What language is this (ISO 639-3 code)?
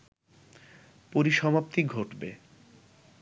ben